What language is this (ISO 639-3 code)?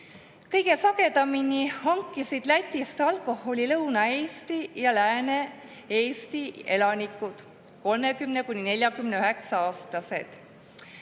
est